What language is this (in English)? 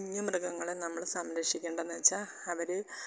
Malayalam